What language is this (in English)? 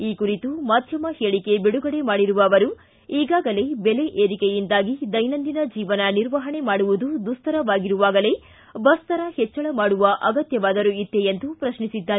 Kannada